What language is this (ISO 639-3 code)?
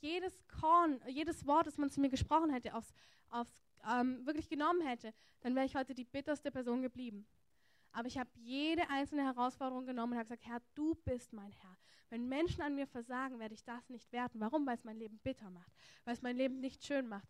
deu